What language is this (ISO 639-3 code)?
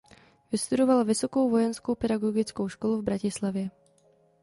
ces